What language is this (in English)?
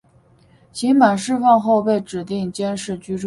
Chinese